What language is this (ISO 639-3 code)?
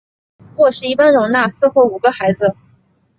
zho